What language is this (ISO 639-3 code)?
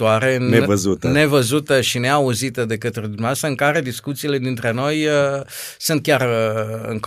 ron